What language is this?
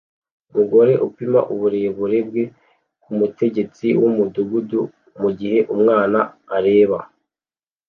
Kinyarwanda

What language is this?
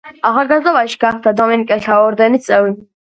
Georgian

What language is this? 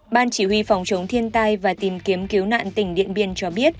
Vietnamese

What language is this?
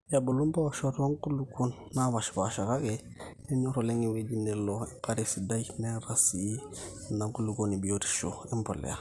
Masai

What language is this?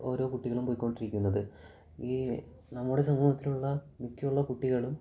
Malayalam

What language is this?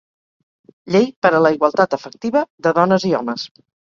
Catalan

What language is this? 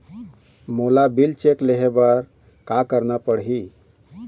Chhattisgarhi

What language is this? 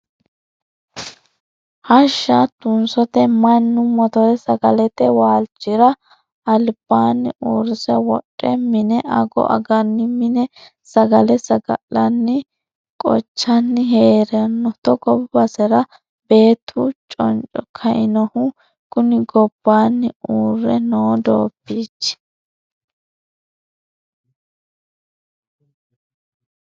Sidamo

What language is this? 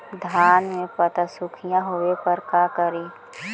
Magahi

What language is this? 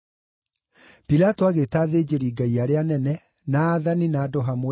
Kikuyu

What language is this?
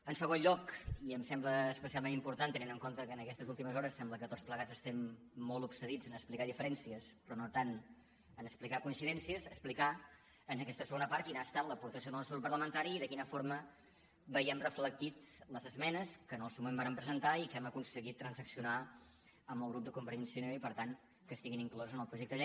Catalan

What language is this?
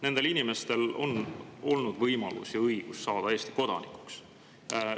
Estonian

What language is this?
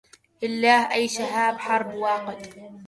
Arabic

